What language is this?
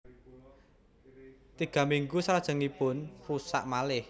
Javanese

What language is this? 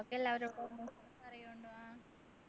Malayalam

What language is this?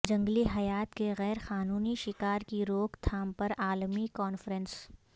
Urdu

